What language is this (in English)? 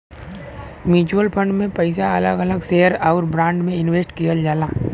Bhojpuri